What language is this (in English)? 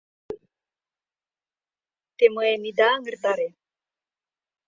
Mari